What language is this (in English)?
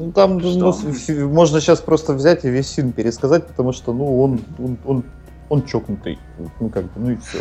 Russian